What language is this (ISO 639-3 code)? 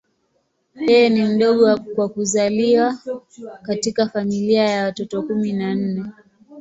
swa